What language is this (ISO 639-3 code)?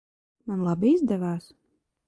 lav